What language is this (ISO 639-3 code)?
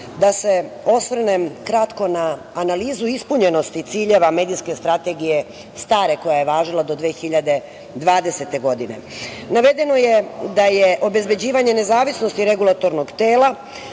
srp